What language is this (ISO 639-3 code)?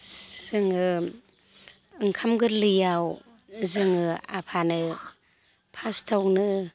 brx